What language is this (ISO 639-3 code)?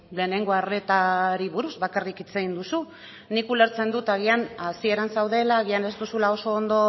eus